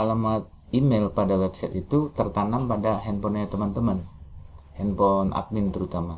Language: Indonesian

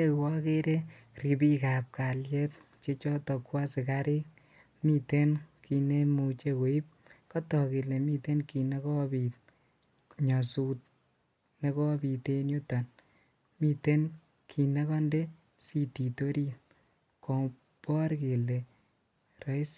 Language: Kalenjin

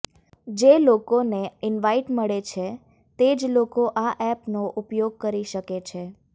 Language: Gujarati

